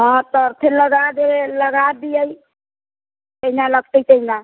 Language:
Maithili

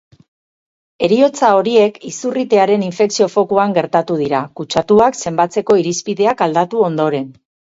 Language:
Basque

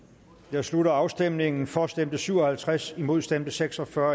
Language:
Danish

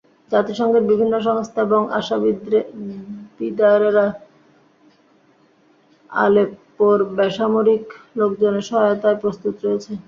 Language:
Bangla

